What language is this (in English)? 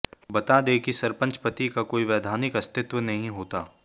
Hindi